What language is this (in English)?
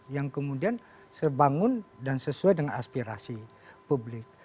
Indonesian